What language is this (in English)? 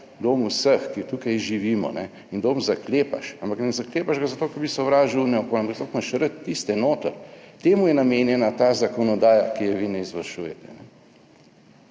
Slovenian